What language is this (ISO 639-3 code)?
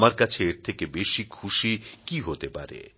ben